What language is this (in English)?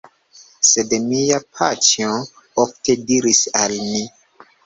Esperanto